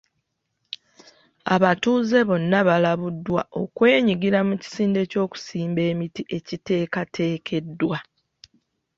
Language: Ganda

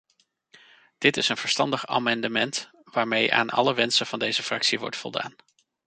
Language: Dutch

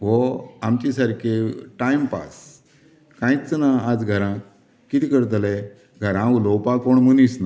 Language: Konkani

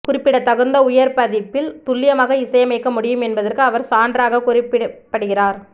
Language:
Tamil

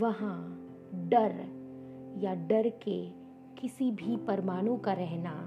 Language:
Hindi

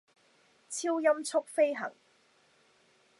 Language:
Cantonese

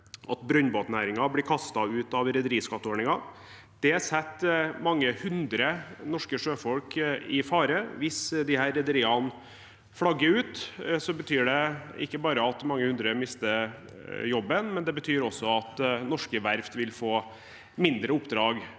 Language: Norwegian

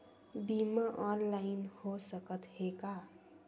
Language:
Chhattisgarhi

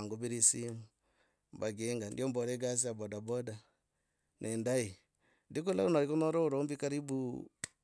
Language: Logooli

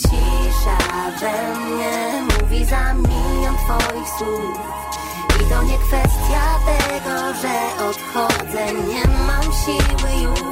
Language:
Polish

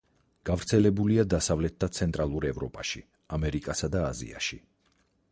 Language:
Georgian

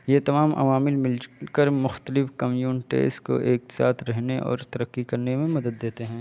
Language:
Urdu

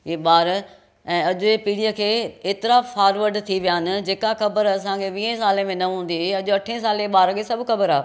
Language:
Sindhi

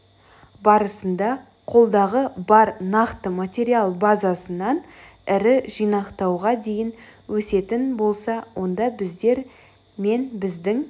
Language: Kazakh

